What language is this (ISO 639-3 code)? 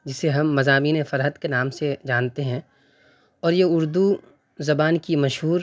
urd